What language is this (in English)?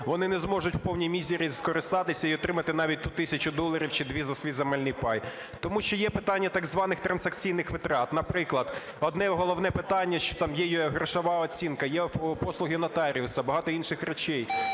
Ukrainian